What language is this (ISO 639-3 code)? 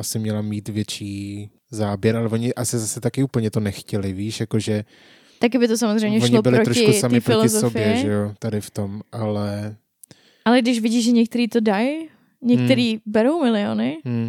ces